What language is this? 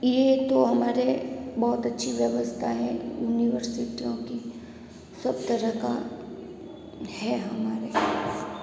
Hindi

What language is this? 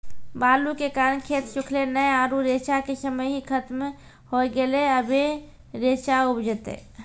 Maithili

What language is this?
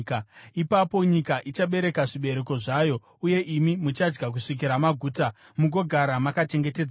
Shona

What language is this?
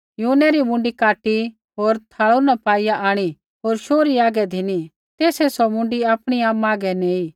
Kullu Pahari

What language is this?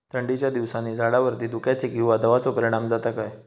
Marathi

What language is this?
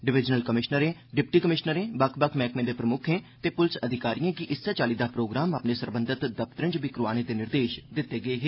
Dogri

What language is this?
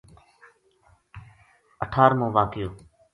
Gujari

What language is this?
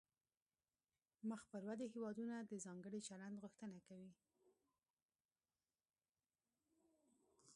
Pashto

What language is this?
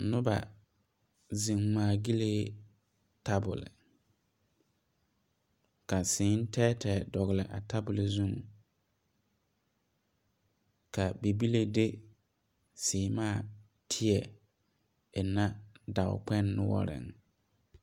Southern Dagaare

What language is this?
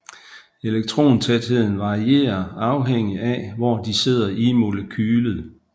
Danish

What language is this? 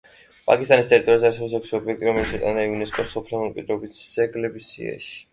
Georgian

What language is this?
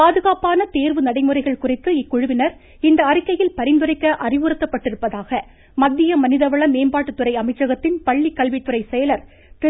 Tamil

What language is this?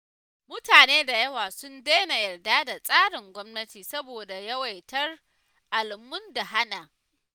Hausa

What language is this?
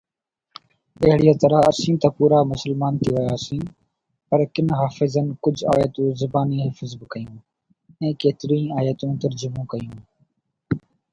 Sindhi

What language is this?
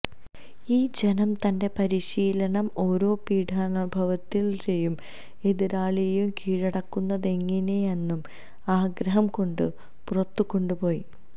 Malayalam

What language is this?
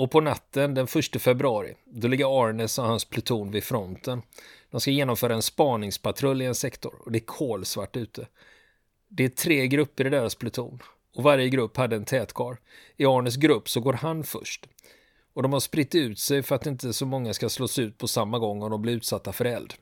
Swedish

